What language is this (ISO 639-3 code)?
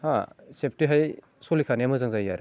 brx